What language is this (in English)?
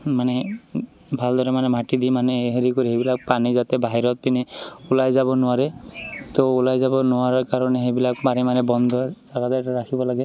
Assamese